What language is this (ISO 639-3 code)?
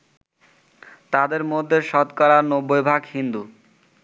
ben